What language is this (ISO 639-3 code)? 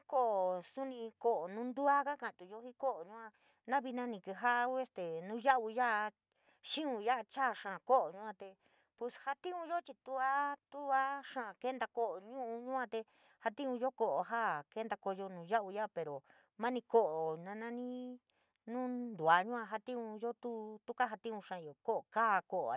mig